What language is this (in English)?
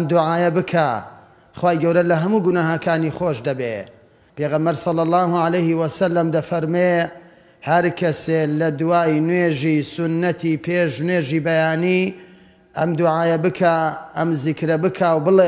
Arabic